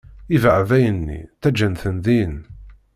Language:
Kabyle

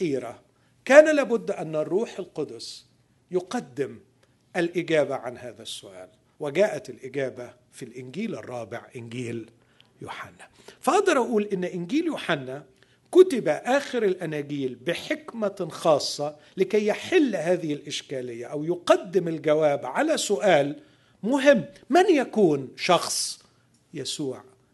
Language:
Arabic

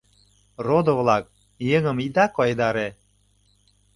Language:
Mari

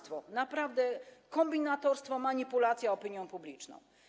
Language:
Polish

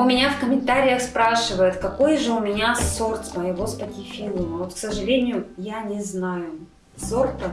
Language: Russian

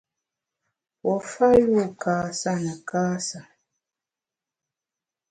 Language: Bamun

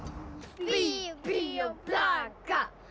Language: Icelandic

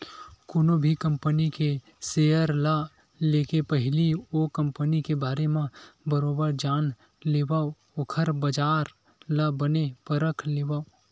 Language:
Chhattisgarhi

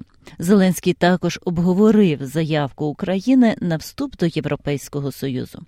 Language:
Ukrainian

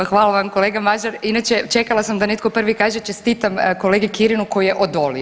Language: Croatian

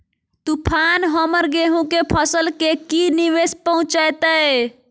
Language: Magahi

